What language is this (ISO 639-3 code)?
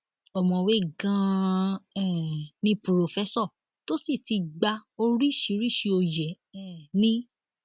yor